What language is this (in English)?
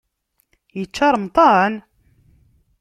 Kabyle